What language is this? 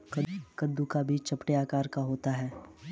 Hindi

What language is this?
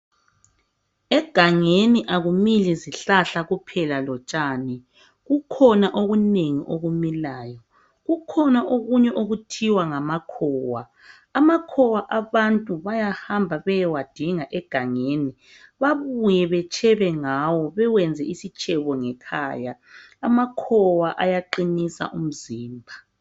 North Ndebele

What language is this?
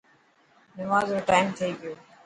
Dhatki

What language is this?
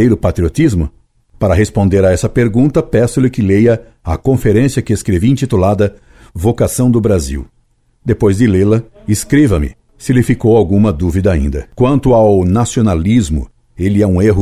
Portuguese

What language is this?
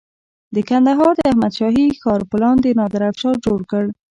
Pashto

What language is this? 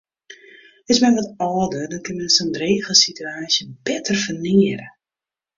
Western Frisian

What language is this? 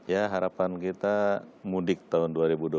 Indonesian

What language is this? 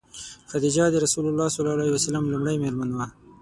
Pashto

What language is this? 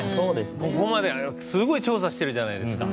Japanese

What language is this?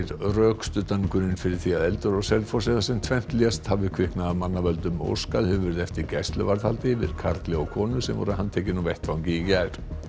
Icelandic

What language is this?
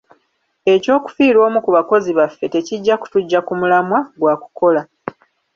Ganda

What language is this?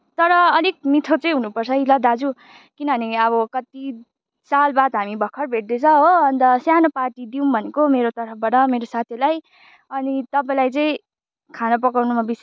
Nepali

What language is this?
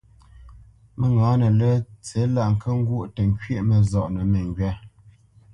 Bamenyam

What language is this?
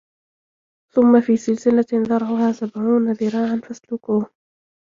Arabic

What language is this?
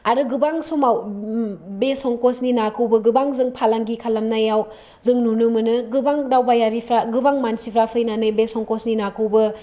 Bodo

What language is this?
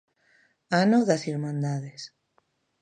Galician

